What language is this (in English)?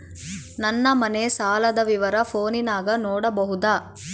Kannada